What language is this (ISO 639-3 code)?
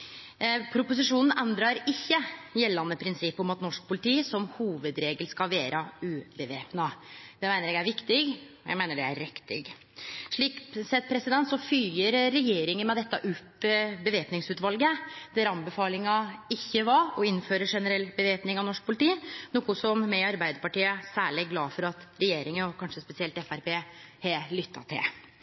nno